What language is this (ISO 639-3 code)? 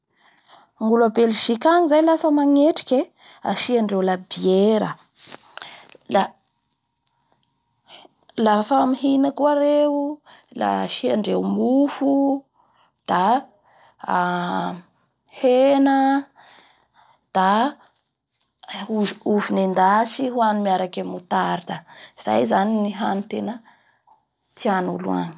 bhr